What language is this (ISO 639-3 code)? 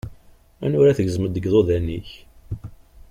kab